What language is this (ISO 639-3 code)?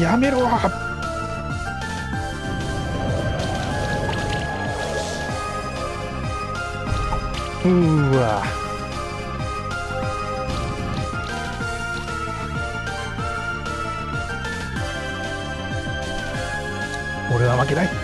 jpn